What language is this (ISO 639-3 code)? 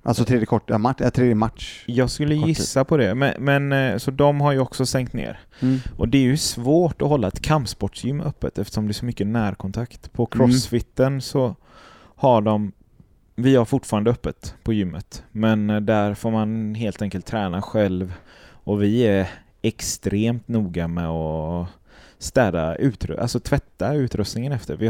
swe